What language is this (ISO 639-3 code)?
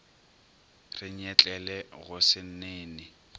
nso